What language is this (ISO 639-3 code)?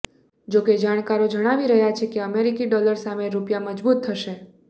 guj